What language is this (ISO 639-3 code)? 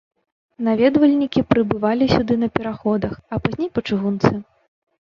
bel